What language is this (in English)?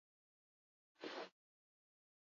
Basque